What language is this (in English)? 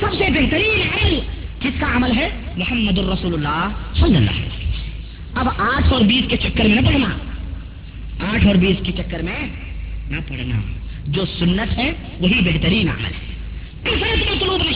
Urdu